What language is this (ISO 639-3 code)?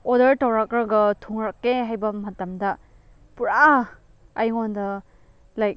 mni